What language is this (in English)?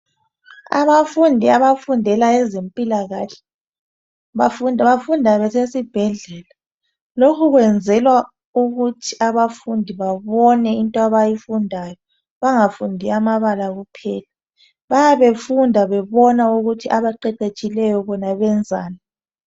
North Ndebele